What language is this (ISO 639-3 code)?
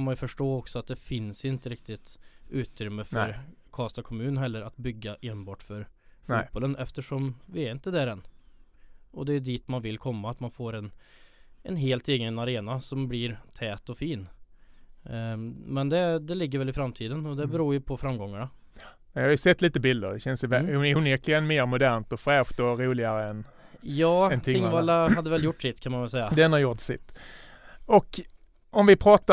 swe